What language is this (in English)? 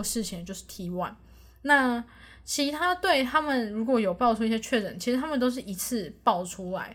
Chinese